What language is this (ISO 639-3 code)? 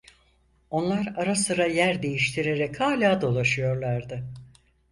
tur